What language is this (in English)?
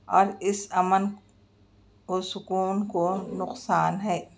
Urdu